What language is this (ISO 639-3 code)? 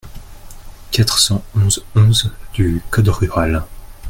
fra